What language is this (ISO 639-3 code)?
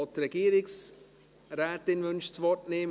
gsw